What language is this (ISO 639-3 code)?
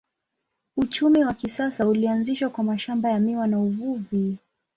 swa